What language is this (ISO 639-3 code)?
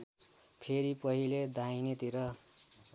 nep